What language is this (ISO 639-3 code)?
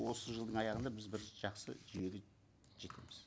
kaz